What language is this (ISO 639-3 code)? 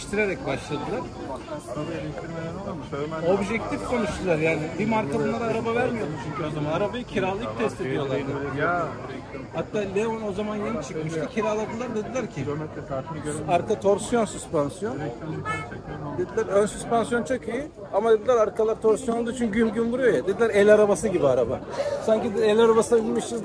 tur